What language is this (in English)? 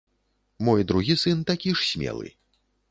Belarusian